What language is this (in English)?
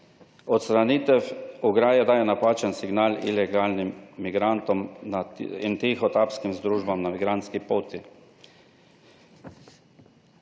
Slovenian